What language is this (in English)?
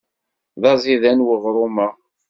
Kabyle